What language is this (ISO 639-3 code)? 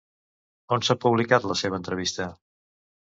cat